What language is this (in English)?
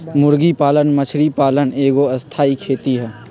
Magahi